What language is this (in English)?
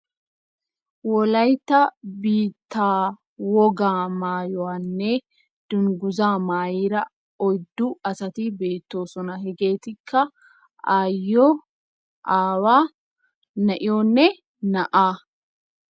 Wolaytta